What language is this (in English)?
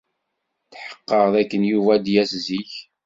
Kabyle